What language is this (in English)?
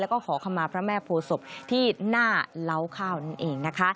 Thai